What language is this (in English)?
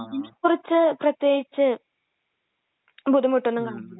Malayalam